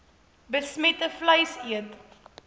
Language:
Afrikaans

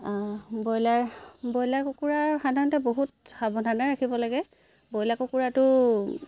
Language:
Assamese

